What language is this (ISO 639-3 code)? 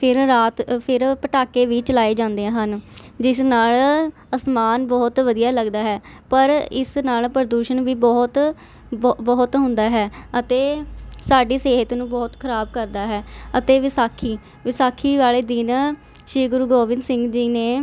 pan